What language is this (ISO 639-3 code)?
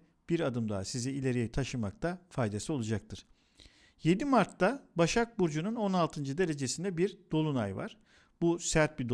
tur